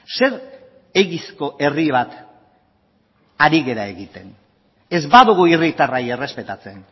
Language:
Basque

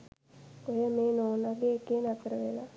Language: Sinhala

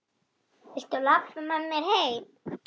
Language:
Icelandic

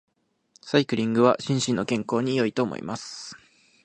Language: Japanese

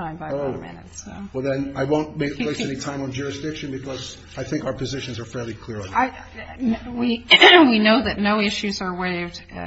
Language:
English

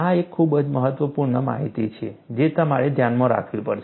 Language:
Gujarati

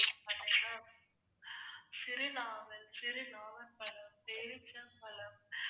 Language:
Tamil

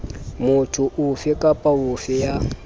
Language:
Southern Sotho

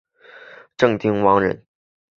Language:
Chinese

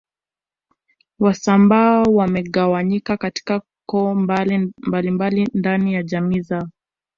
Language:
Swahili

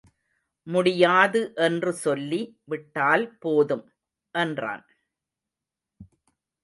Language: Tamil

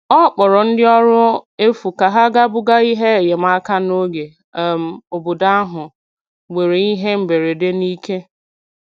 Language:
Igbo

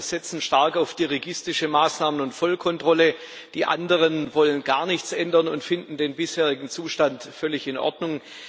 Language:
German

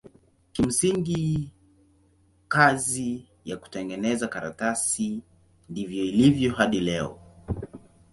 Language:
Swahili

